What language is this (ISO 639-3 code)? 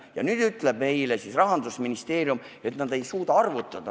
est